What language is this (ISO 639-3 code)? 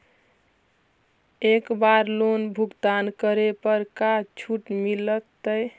mag